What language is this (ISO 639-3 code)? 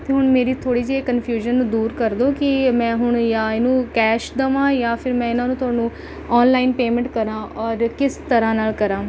pan